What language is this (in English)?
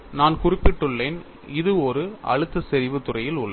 Tamil